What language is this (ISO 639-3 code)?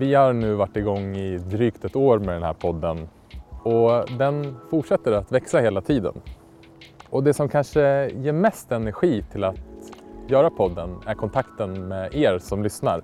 swe